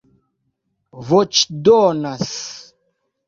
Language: Esperanto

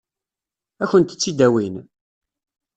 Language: Kabyle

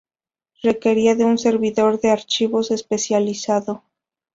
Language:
Spanish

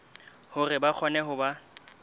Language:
Southern Sotho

